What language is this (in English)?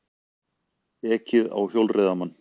Icelandic